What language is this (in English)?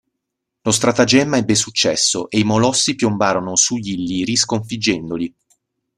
Italian